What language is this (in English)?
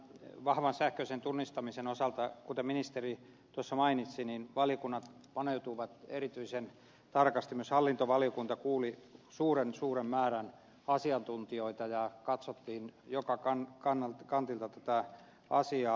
Finnish